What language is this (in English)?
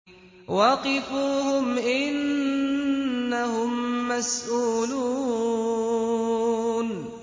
Arabic